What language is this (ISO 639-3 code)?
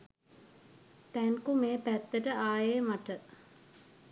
sin